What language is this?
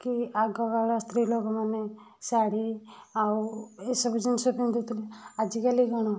Odia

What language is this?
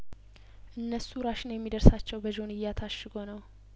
Amharic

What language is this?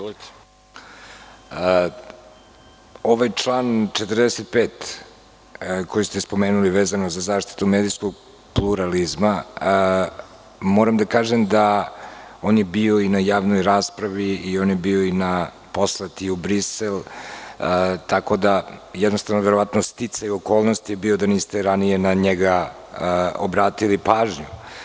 Serbian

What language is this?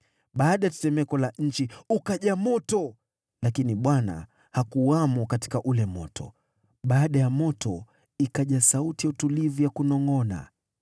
Swahili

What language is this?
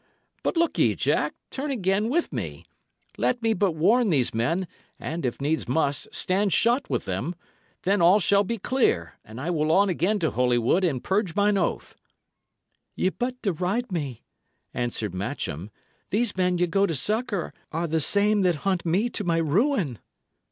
English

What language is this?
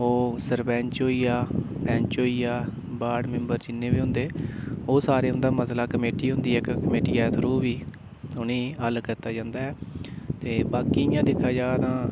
Dogri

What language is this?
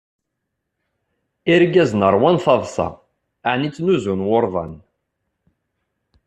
Kabyle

